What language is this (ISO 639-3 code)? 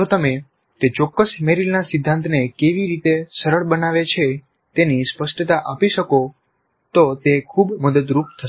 guj